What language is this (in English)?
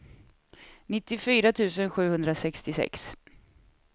Swedish